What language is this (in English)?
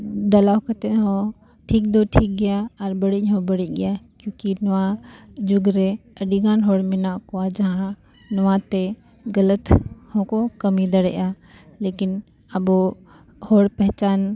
Santali